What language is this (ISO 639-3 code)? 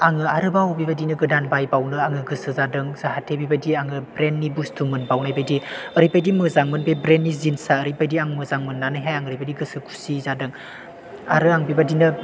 brx